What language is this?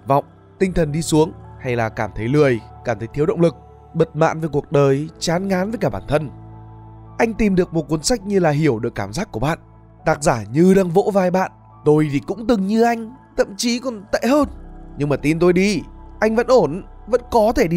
Vietnamese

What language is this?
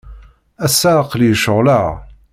Kabyle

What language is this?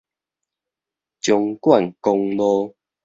Min Nan Chinese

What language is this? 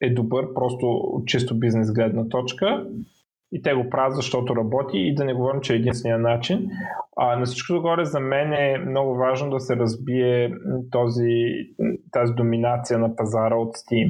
Bulgarian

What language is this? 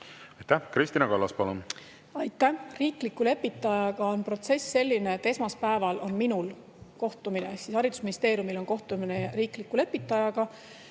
Estonian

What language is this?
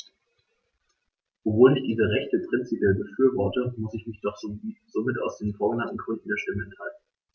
German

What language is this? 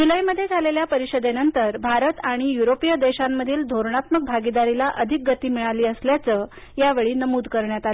Marathi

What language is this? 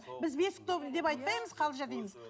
Kazakh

